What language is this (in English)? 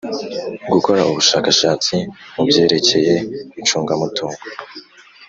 Kinyarwanda